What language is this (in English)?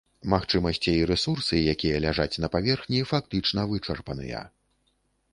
Belarusian